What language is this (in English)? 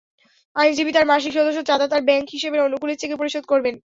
Bangla